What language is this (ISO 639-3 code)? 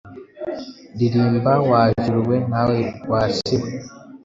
kin